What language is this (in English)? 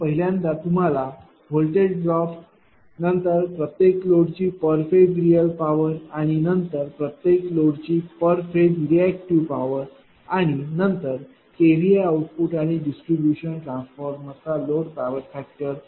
Marathi